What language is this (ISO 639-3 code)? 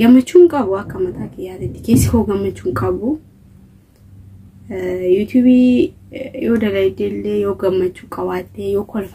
ara